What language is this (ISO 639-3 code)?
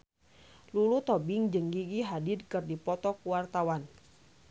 sun